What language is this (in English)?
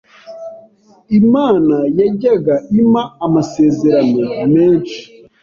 Kinyarwanda